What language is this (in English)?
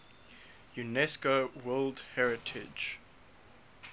English